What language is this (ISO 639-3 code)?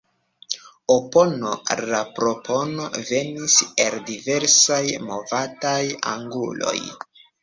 epo